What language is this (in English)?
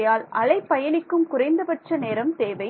Tamil